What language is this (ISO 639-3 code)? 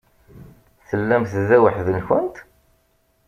kab